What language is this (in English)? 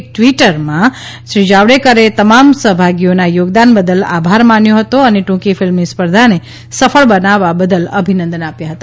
Gujarati